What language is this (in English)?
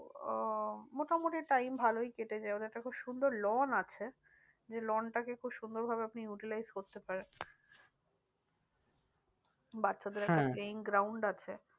Bangla